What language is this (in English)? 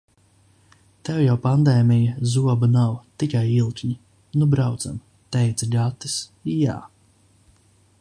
Latvian